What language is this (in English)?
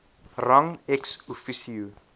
Afrikaans